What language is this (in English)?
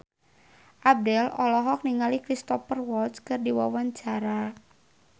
Sundanese